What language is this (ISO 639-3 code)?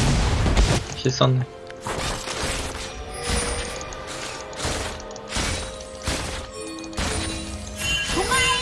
kor